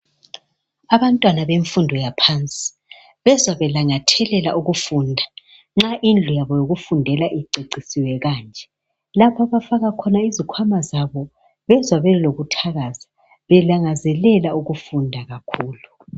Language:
North Ndebele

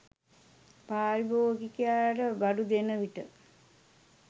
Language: Sinhala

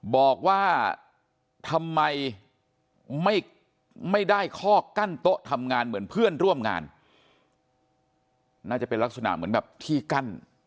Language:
Thai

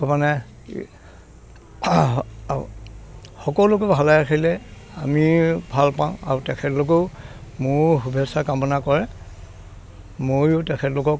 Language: Assamese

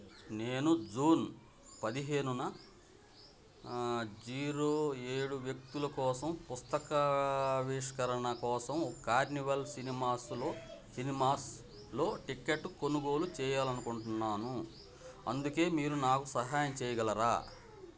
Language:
Telugu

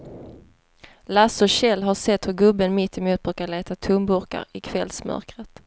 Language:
Swedish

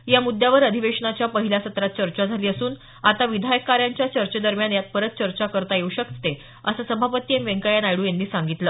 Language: Marathi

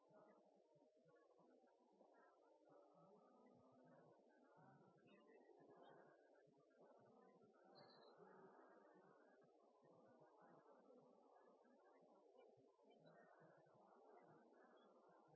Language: Norwegian Nynorsk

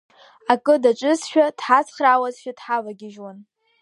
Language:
Abkhazian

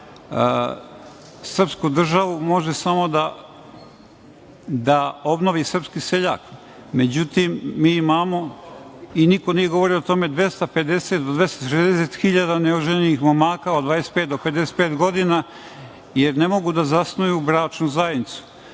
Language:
Serbian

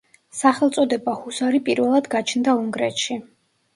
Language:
Georgian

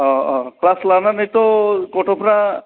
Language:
Bodo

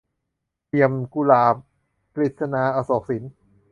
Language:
Thai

